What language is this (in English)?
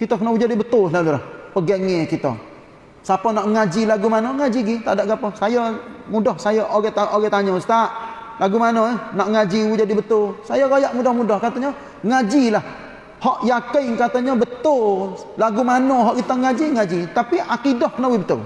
Malay